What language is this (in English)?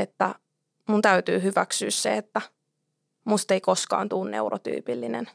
Finnish